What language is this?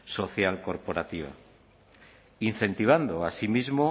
Spanish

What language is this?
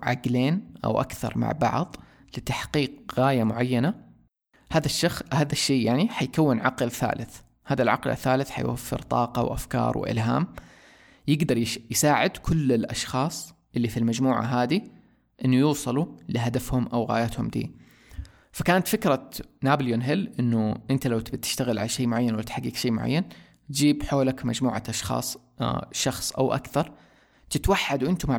Arabic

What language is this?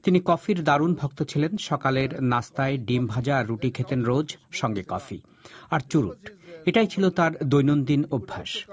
Bangla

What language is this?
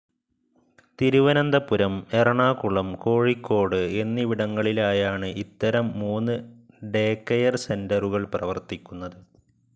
Malayalam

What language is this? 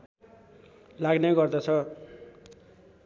Nepali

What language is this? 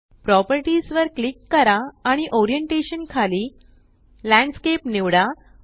Marathi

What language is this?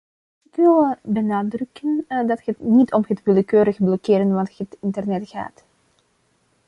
Dutch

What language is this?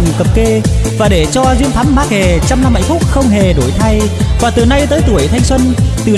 Vietnamese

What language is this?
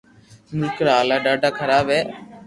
Loarki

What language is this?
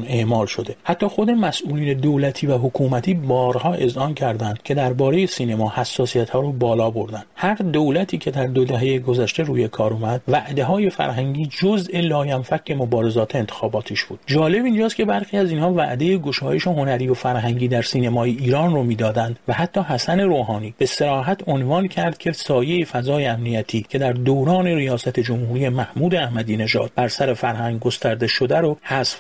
Persian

